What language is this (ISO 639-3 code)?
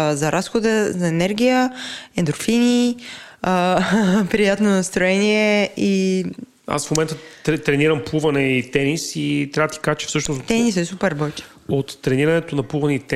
bul